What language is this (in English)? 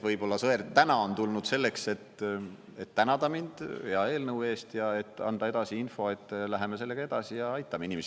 Estonian